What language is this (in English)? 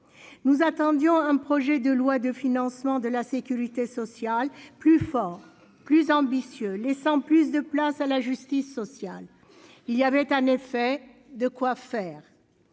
French